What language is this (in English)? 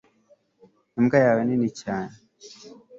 Kinyarwanda